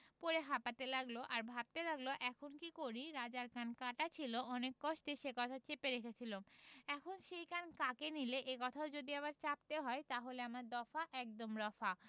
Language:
Bangla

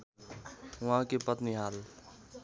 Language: Nepali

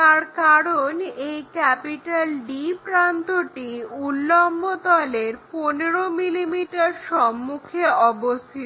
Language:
Bangla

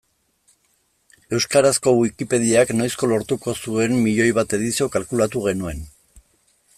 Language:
Basque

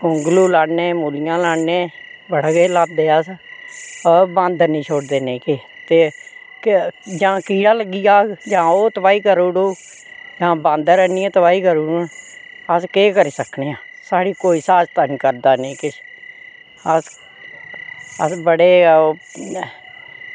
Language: Dogri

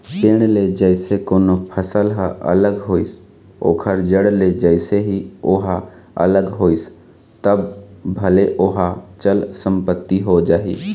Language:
Chhattisgarhi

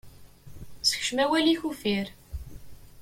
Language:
Kabyle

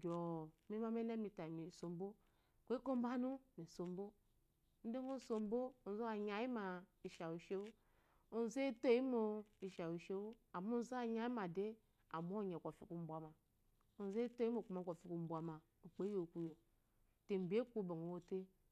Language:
Eloyi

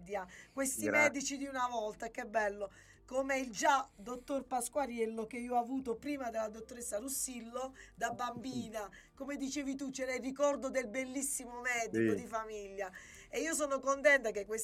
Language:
Italian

